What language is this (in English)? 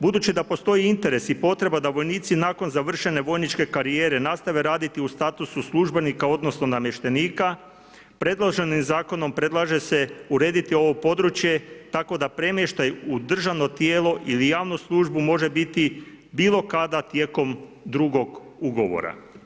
Croatian